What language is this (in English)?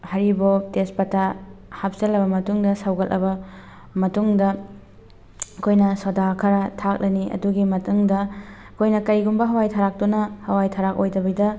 Manipuri